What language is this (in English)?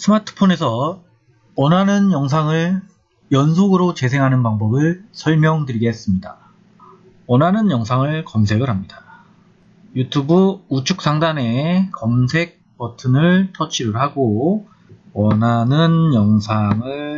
Korean